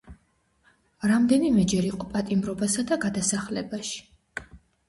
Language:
Georgian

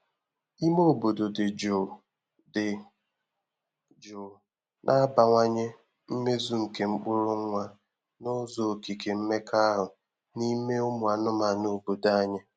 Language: Igbo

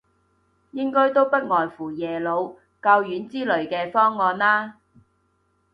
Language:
Cantonese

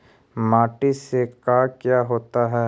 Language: Magahi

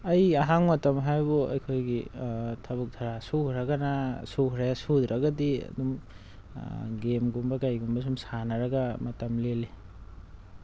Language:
Manipuri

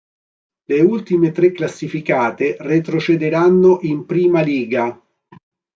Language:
Italian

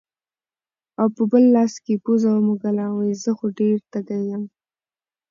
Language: Pashto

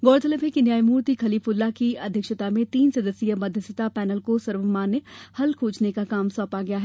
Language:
Hindi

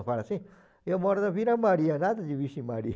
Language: Portuguese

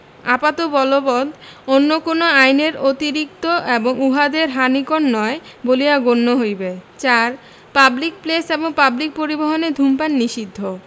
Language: Bangla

